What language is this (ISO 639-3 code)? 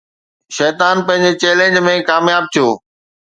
snd